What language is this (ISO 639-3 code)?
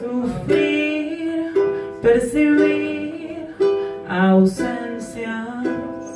ind